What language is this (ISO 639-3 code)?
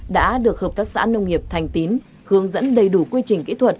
vie